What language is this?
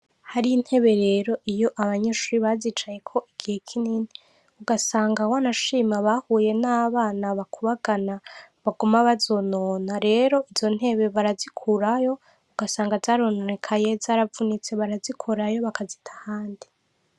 Rundi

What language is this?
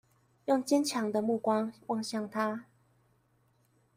Chinese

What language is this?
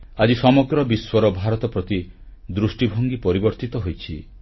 Odia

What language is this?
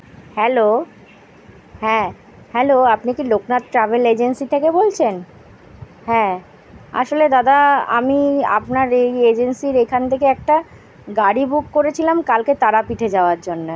Bangla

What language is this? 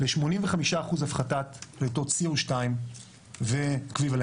Hebrew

